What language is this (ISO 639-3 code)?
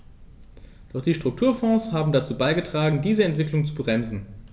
deu